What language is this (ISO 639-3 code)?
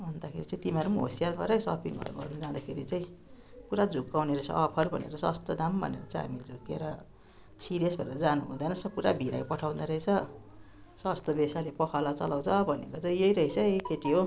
nep